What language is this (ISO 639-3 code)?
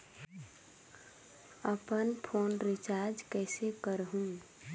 hne